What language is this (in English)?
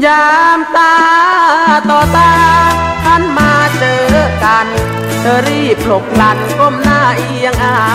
Thai